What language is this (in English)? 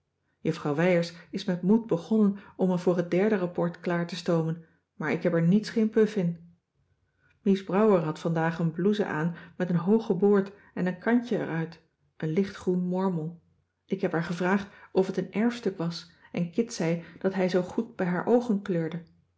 Dutch